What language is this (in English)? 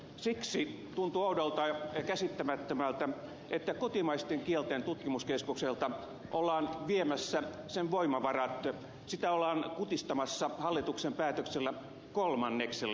Finnish